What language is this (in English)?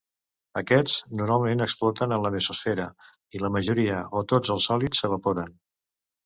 Catalan